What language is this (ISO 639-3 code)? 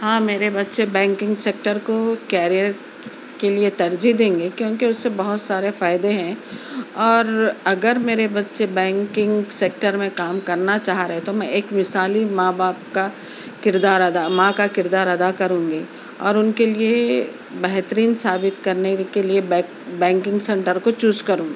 urd